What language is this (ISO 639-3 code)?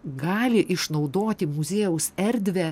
lit